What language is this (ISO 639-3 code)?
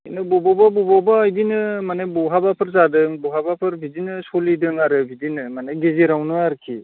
brx